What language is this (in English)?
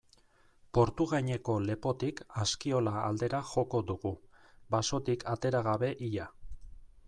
Basque